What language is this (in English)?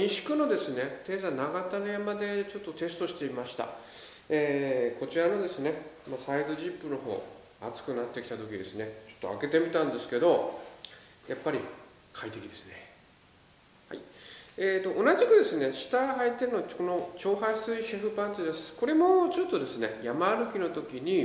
Japanese